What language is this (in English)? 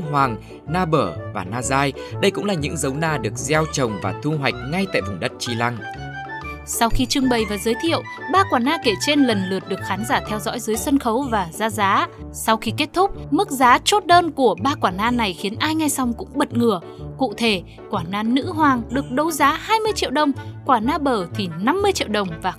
Vietnamese